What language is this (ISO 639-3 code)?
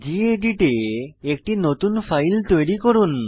ben